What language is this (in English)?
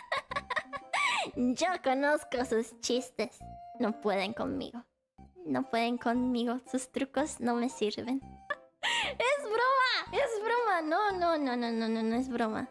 Spanish